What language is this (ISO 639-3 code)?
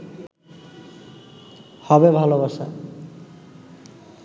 ben